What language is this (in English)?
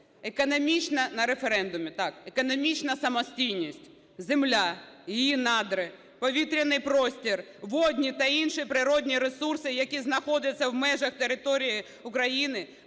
Ukrainian